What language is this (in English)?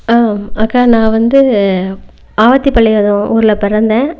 Tamil